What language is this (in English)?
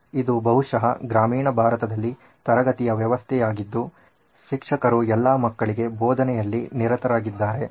Kannada